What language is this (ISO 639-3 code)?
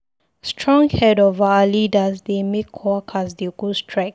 pcm